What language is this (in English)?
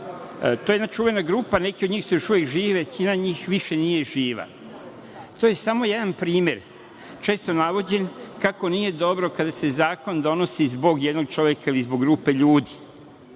Serbian